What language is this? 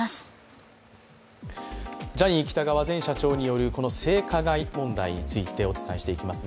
Japanese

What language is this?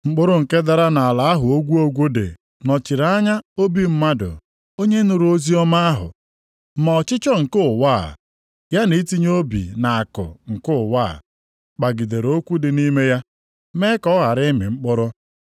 Igbo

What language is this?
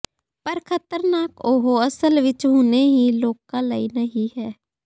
Punjabi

